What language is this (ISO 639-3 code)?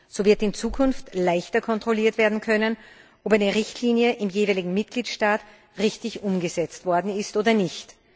deu